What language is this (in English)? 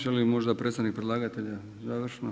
Croatian